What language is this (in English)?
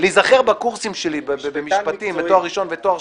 Hebrew